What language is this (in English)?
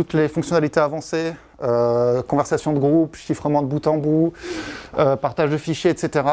French